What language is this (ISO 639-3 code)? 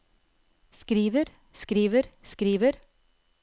nor